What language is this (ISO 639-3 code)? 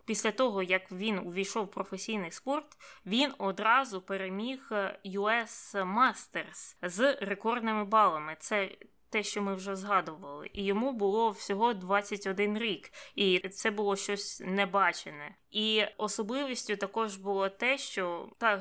ukr